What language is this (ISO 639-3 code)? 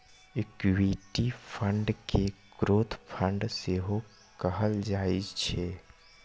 mai